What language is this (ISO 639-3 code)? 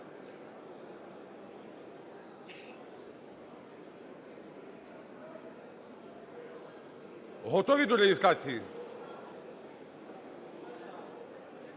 ukr